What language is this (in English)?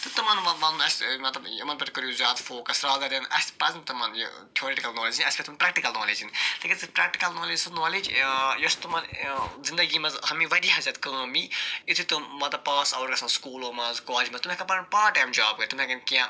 Kashmiri